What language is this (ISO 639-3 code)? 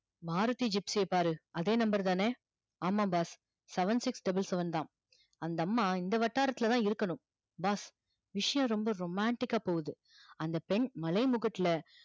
tam